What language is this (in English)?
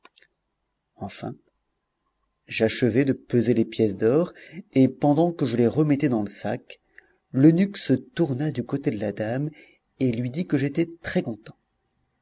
French